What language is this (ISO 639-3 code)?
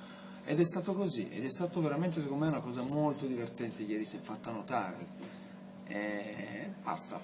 ita